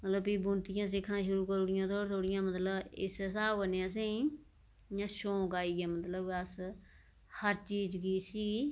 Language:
Dogri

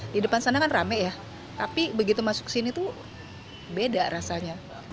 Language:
Indonesian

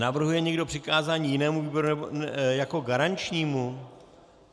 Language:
Czech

